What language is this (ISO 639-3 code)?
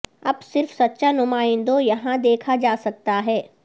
urd